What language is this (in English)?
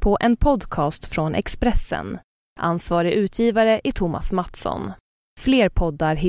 Swedish